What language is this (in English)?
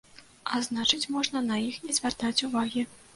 Belarusian